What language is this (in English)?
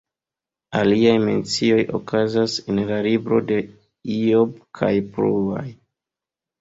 Esperanto